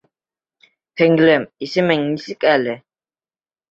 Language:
Bashkir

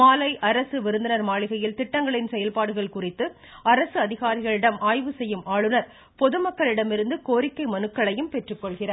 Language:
Tamil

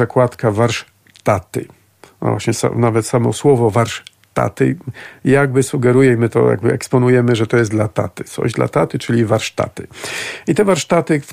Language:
Polish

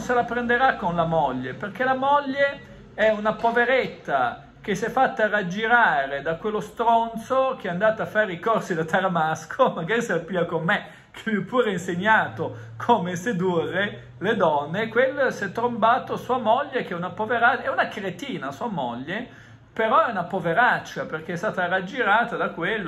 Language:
Italian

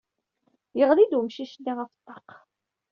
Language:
Kabyle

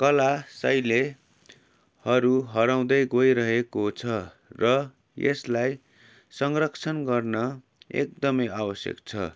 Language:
Nepali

